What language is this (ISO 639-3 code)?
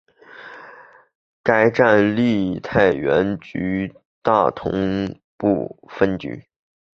zho